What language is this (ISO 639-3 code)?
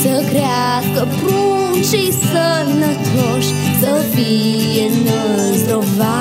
ron